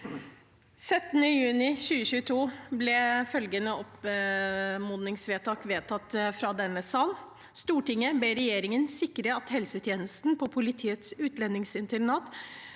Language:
Norwegian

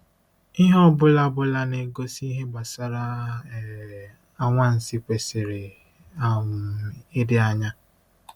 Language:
Igbo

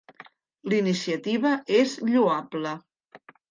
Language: Catalan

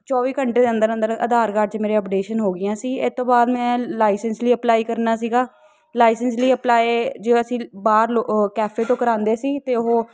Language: Punjabi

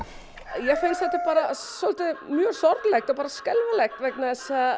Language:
Icelandic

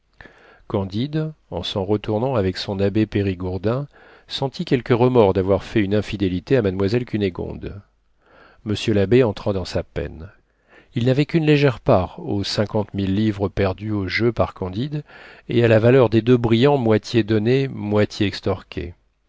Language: French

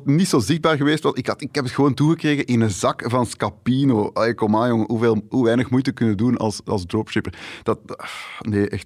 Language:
Dutch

